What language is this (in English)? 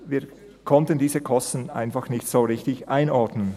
Swiss German